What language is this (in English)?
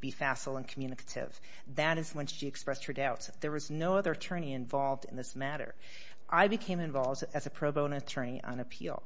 English